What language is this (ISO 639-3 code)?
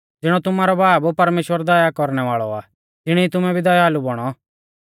bfz